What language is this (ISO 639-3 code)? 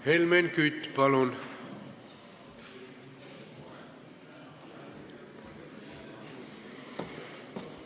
est